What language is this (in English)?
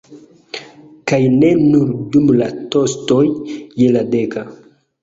Esperanto